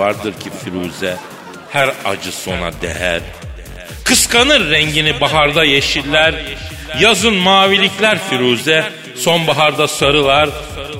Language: Turkish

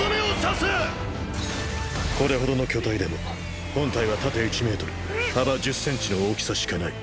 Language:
Japanese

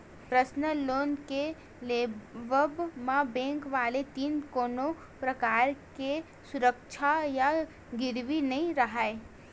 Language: Chhattisgarhi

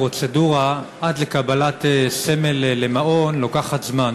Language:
Hebrew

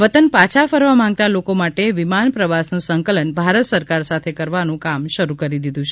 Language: Gujarati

